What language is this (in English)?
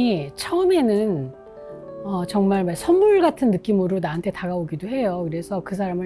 Korean